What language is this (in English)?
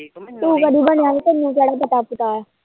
Punjabi